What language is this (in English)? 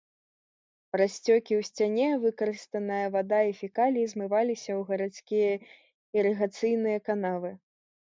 Belarusian